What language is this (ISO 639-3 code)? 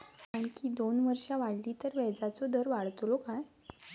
mar